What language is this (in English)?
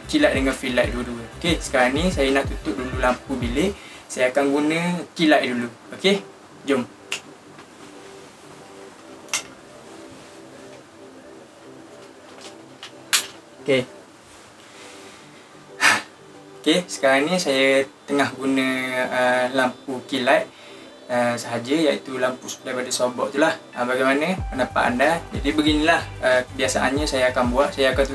Malay